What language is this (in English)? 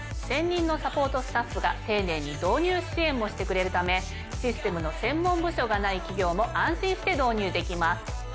Japanese